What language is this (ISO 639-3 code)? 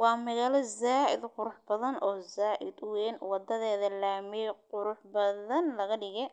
som